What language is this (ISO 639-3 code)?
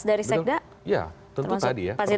ind